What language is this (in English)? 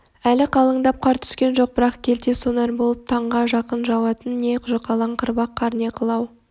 Kazakh